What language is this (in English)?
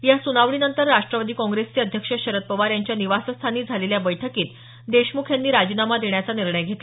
Marathi